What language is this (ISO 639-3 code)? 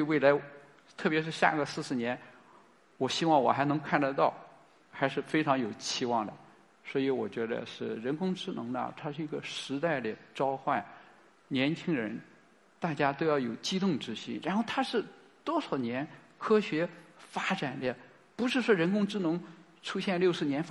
zho